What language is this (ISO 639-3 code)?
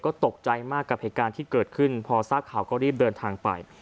tha